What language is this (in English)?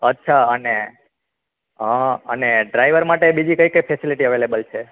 Gujarati